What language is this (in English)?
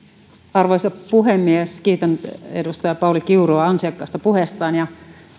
Finnish